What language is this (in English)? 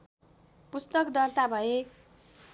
Nepali